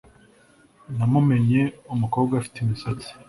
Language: Kinyarwanda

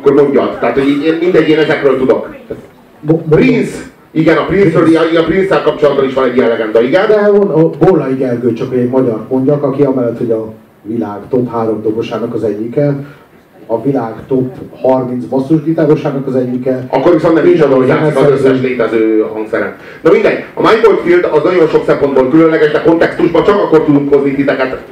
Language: Hungarian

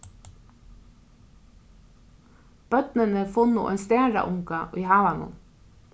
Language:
Faroese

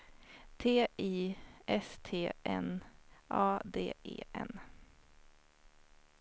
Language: Swedish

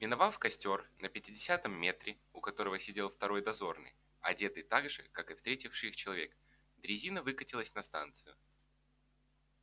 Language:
Russian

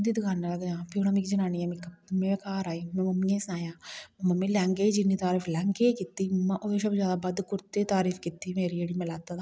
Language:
Dogri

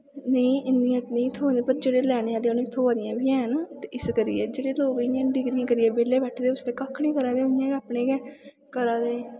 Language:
Dogri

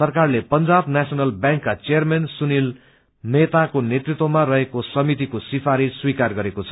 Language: Nepali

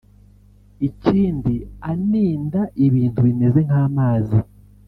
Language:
Kinyarwanda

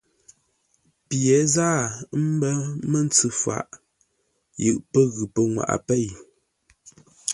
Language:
Ngombale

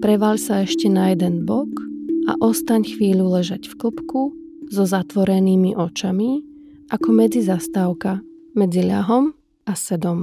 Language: Slovak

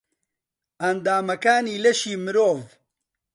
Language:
Central Kurdish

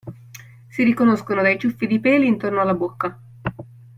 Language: Italian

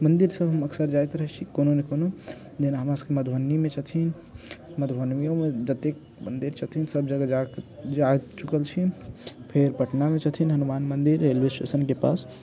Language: Maithili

